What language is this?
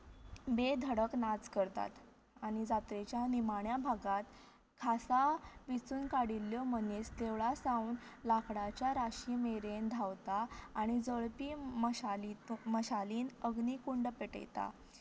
Konkani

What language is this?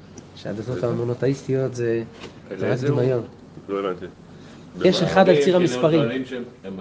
Hebrew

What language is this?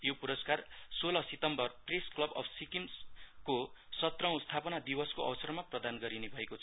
Nepali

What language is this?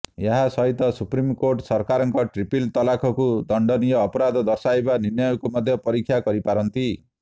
Odia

